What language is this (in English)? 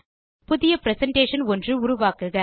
Tamil